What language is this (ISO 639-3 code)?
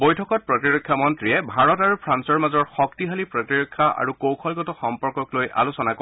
asm